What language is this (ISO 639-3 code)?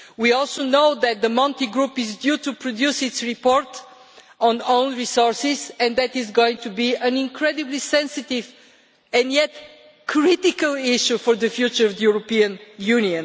eng